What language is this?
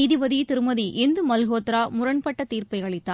Tamil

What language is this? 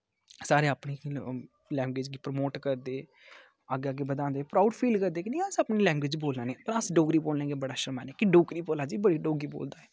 Dogri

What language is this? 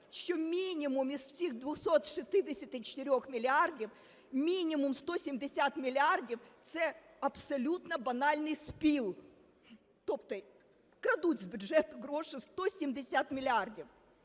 Ukrainian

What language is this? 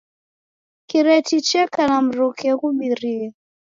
Taita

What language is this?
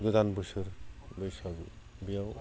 Bodo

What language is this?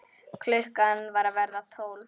Icelandic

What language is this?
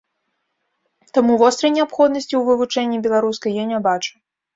Belarusian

